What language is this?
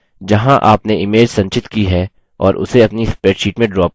Hindi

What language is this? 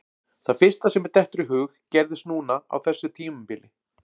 Icelandic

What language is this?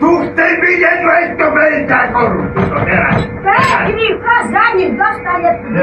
Slovak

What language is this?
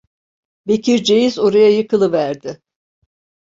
Turkish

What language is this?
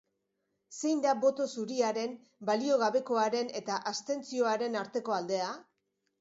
Basque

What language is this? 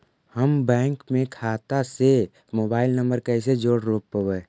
Magahi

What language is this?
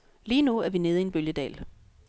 Danish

